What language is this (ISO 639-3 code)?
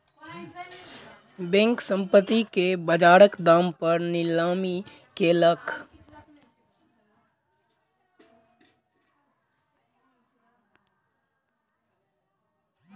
mai